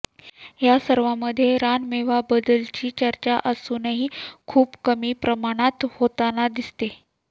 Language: Marathi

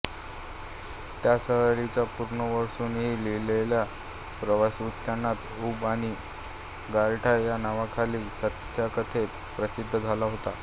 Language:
Marathi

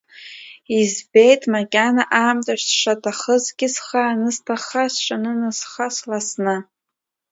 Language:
Abkhazian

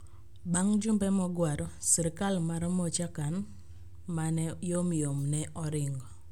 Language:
Luo (Kenya and Tanzania)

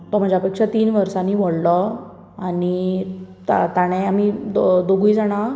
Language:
Konkani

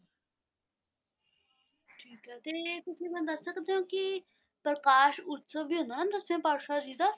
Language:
Punjabi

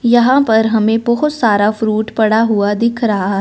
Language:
Hindi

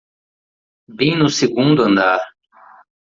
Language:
Portuguese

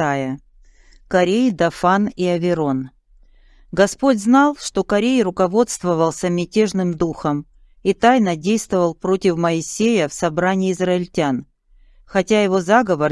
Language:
Russian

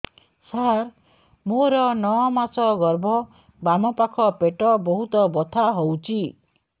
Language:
Odia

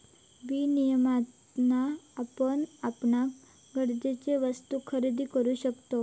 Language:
Marathi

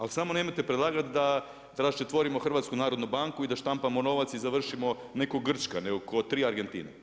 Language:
Croatian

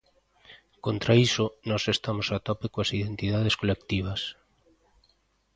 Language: Galician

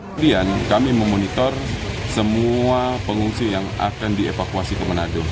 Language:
Indonesian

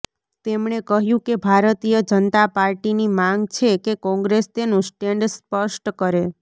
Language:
Gujarati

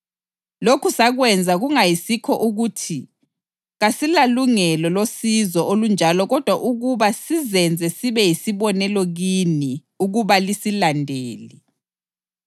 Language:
North Ndebele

